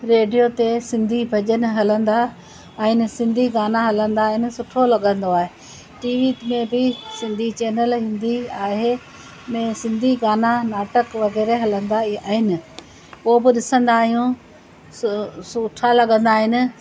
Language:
Sindhi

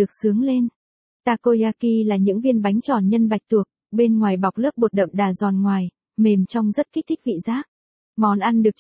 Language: Vietnamese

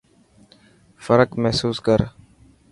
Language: Dhatki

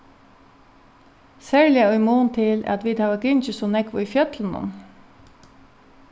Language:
Faroese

